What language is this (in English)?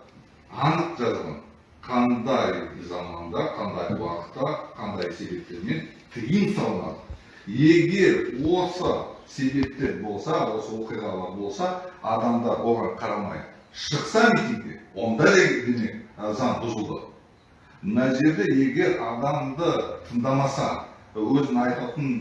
Turkish